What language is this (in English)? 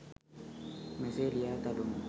Sinhala